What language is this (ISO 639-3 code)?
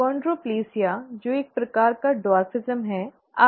hin